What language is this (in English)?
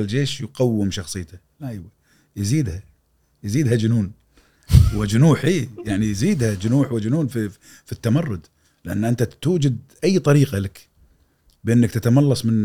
Arabic